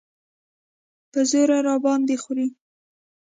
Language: Pashto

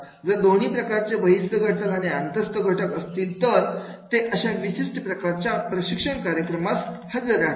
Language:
Marathi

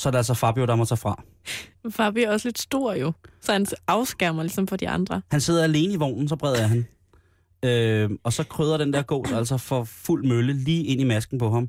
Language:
Danish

